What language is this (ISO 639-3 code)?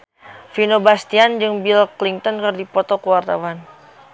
sun